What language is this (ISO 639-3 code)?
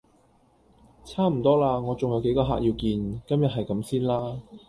yue